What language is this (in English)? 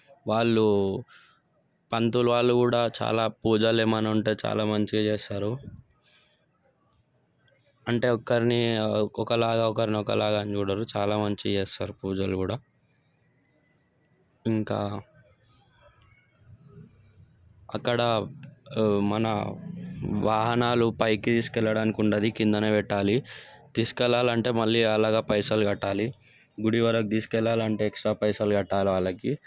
Telugu